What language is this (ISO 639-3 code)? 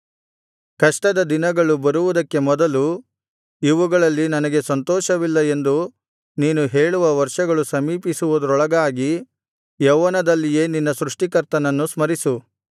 kan